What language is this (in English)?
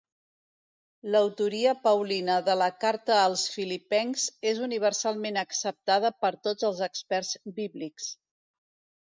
Catalan